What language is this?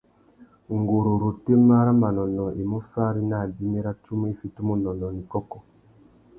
Tuki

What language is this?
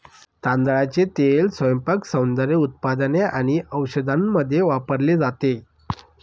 Marathi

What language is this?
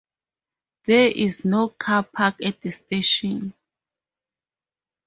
English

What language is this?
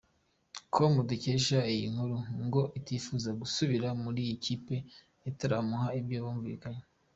Kinyarwanda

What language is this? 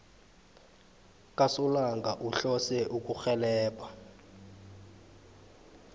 South Ndebele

